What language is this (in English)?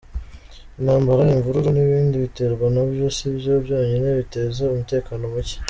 Kinyarwanda